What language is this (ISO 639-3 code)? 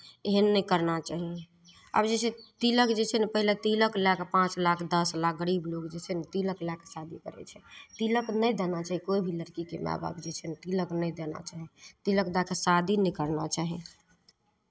mai